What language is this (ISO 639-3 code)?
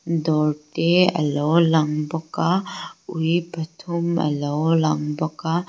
lus